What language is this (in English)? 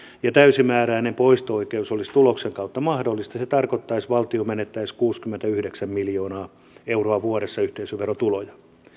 Finnish